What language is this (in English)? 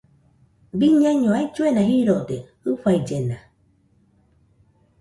Nüpode Huitoto